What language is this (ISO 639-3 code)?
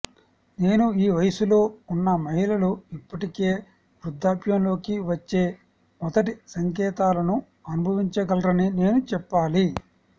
tel